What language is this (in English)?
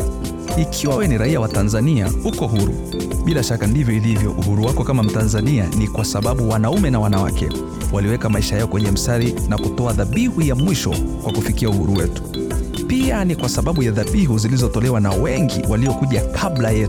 Swahili